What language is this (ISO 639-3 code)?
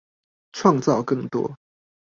zho